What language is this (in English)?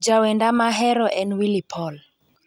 Luo (Kenya and Tanzania)